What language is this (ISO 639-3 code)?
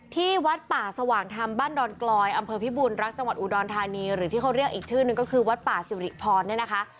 tha